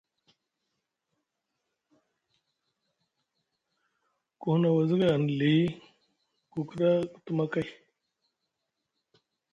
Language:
Musgu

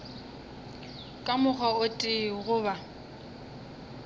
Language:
Northern Sotho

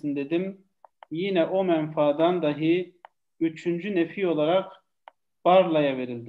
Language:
Turkish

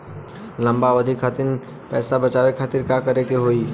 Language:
Bhojpuri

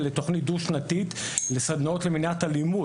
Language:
Hebrew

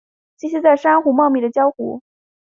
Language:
Chinese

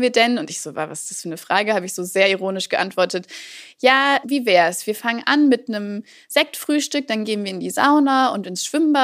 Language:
German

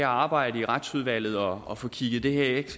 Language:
Danish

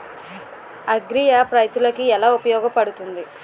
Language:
Telugu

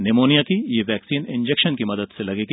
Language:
Hindi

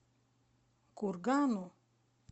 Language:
Russian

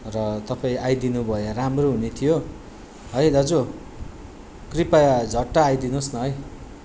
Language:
Nepali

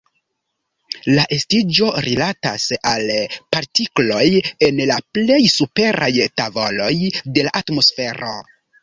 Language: Esperanto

